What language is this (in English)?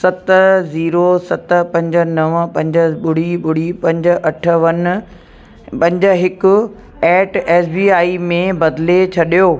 Sindhi